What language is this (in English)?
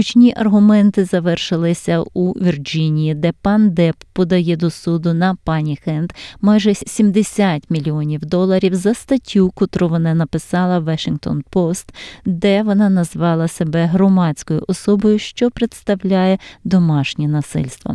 Ukrainian